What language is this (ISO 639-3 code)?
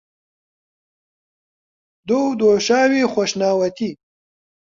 ckb